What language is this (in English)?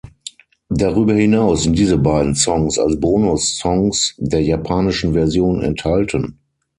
German